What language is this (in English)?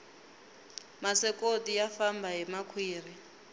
Tsonga